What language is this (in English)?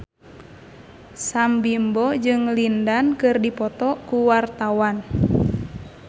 Sundanese